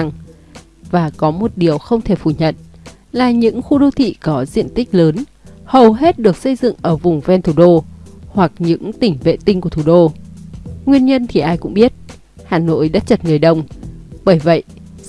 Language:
Vietnamese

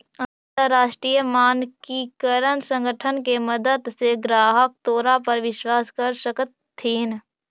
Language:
Magahi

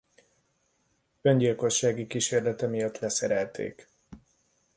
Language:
Hungarian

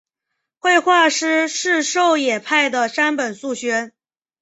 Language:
Chinese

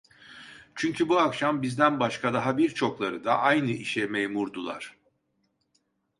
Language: Turkish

